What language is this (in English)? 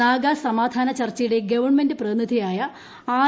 Malayalam